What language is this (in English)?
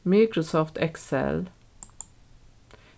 Faroese